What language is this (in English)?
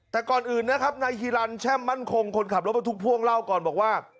Thai